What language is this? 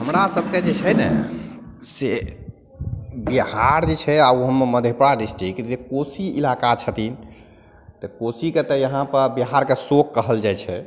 Maithili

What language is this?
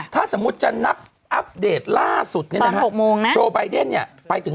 Thai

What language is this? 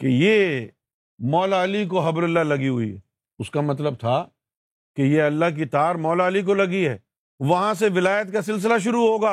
Urdu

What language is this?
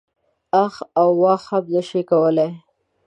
Pashto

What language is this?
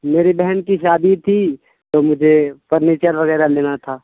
Urdu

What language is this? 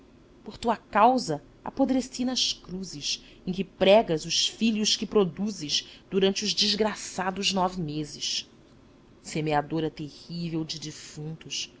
Portuguese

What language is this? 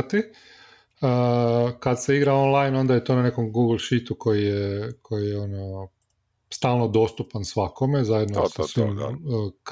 Croatian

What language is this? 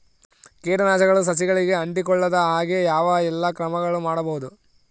Kannada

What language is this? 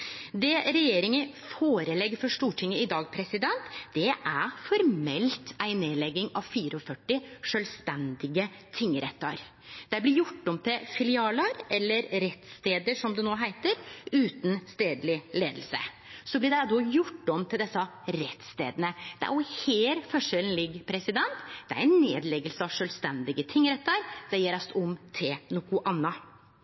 Norwegian Nynorsk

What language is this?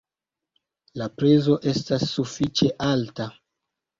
Esperanto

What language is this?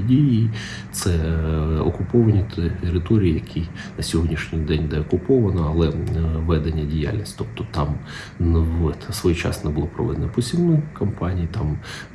Ukrainian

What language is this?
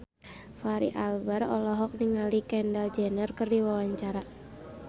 Sundanese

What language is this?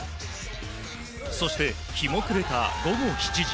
Japanese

